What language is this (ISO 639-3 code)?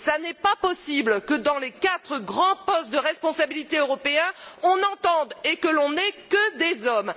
fra